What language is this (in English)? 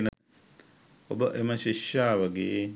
Sinhala